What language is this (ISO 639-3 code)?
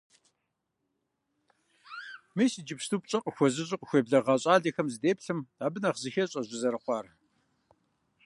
kbd